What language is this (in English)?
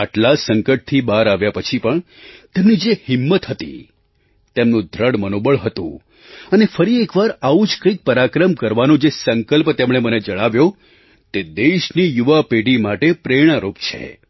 Gujarati